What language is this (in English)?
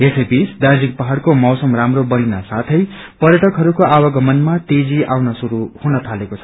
Nepali